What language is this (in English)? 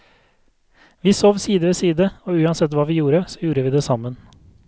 Norwegian